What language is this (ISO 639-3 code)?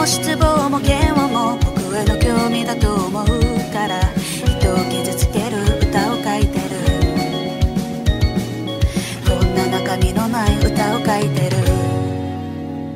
kor